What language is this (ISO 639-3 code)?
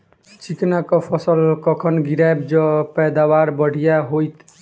mai